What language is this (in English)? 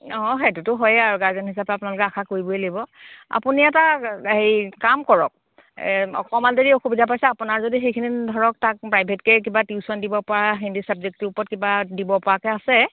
Assamese